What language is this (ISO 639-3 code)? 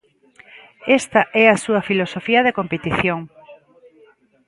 glg